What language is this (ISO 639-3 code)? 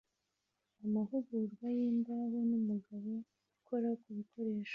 kin